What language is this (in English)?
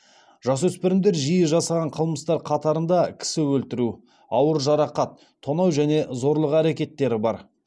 Kazakh